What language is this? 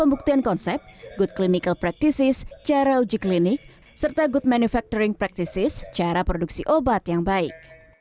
Indonesian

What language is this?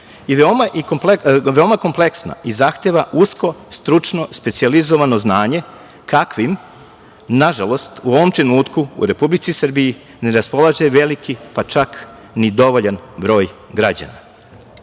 Serbian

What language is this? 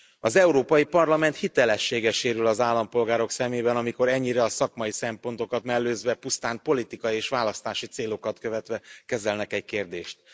Hungarian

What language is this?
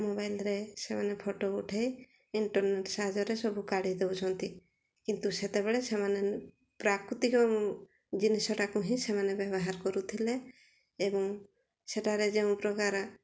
Odia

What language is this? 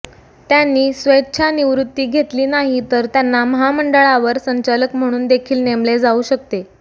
Marathi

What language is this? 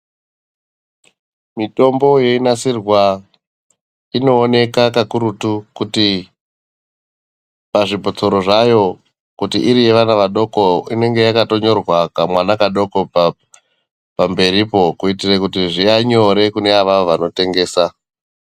Ndau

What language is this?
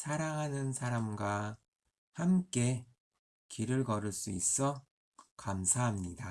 Korean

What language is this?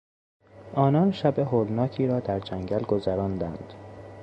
Persian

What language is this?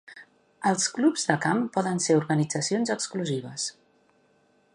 Catalan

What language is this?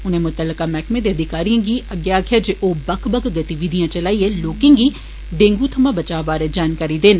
Dogri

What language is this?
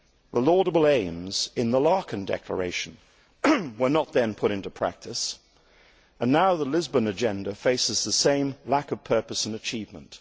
English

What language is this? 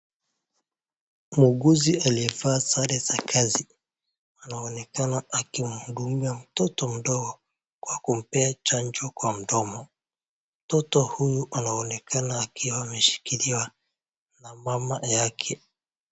Swahili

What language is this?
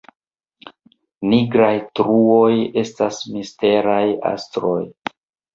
Esperanto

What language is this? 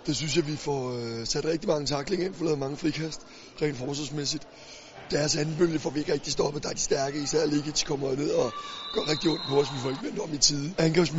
Danish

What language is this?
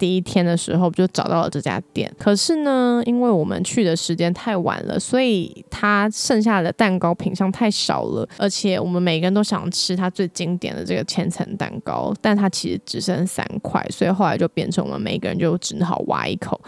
Chinese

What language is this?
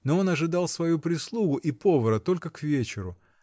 Russian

